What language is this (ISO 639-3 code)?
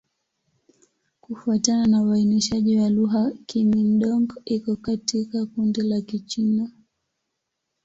swa